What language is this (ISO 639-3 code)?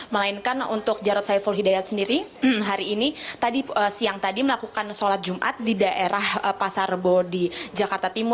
ind